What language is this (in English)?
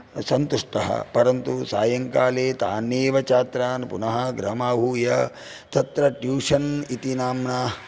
Sanskrit